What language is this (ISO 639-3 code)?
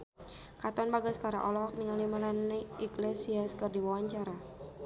sun